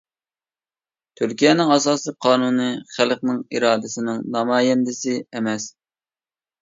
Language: Uyghur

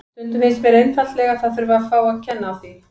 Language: Icelandic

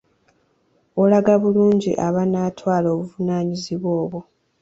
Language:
Ganda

